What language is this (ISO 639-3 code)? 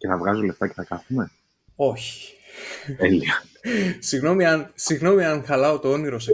ell